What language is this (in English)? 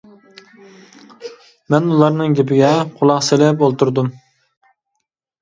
Uyghur